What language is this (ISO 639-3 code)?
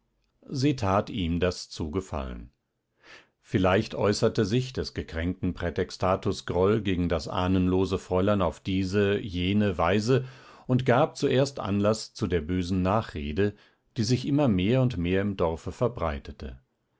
deu